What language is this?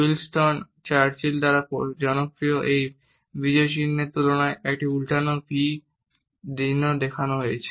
Bangla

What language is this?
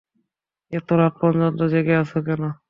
Bangla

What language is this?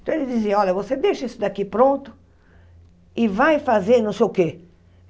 Portuguese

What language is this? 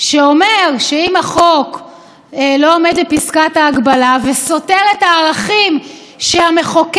Hebrew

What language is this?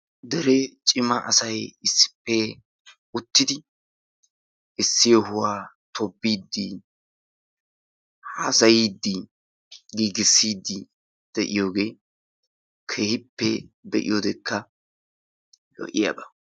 Wolaytta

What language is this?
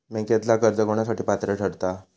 Marathi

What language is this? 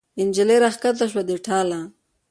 Pashto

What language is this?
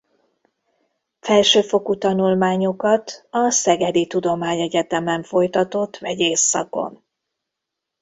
Hungarian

